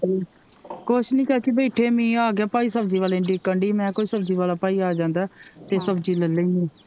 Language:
Punjabi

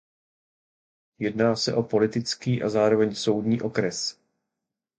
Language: Czech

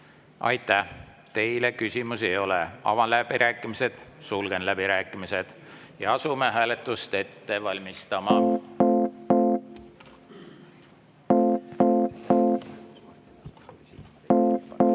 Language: Estonian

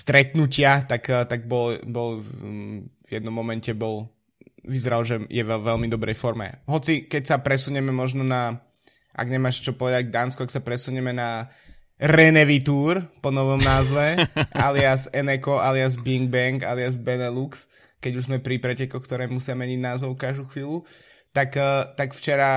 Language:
Slovak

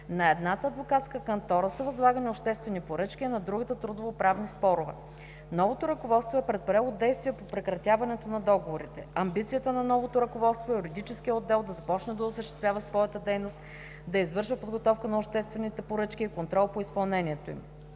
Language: Bulgarian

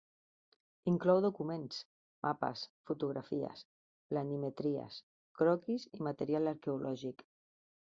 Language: Catalan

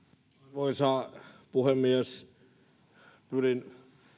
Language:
Finnish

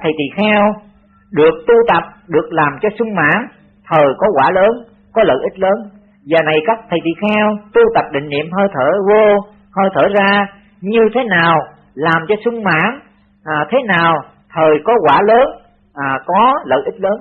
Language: Vietnamese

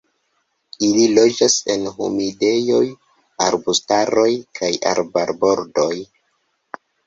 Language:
Esperanto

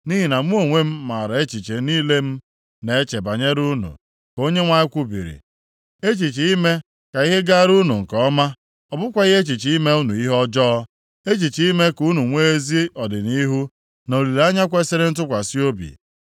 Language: Igbo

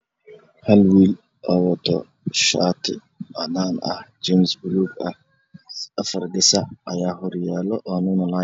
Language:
Somali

